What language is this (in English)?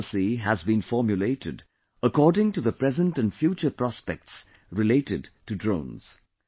English